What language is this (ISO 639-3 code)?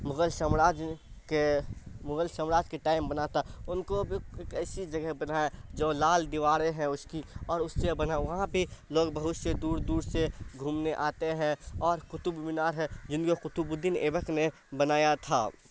urd